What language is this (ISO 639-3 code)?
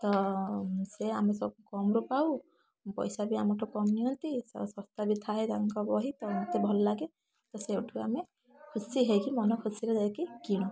ori